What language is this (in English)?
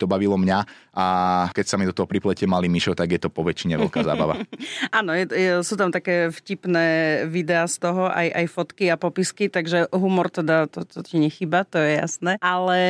Slovak